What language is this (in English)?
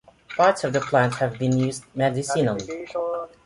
English